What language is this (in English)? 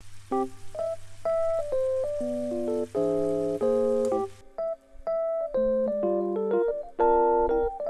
Japanese